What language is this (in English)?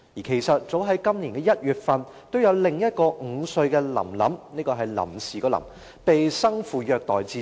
Cantonese